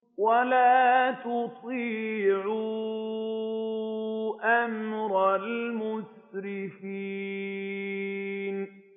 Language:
Arabic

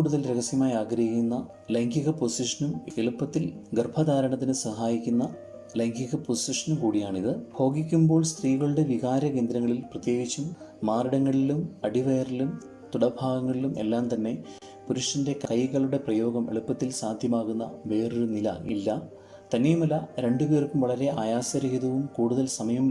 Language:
Malayalam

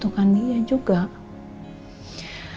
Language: Indonesian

